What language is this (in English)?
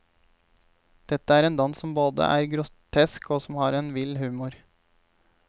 Norwegian